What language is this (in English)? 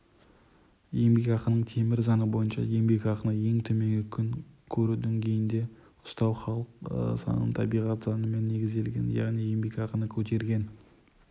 Kazakh